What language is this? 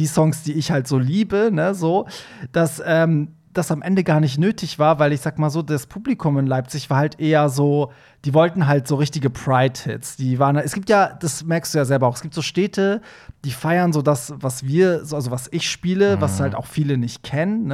German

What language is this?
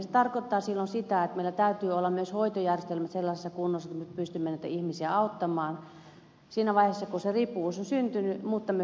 Finnish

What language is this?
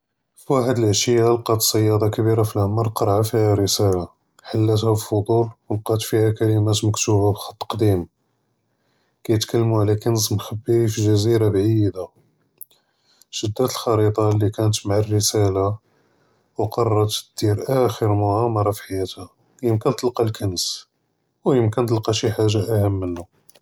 Judeo-Arabic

